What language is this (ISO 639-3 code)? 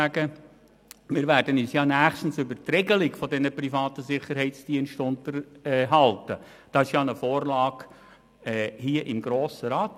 gsw